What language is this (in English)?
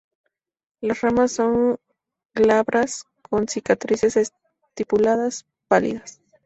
Spanish